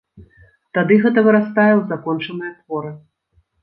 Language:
Belarusian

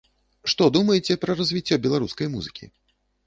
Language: Belarusian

